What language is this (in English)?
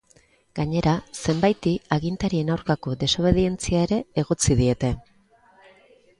Basque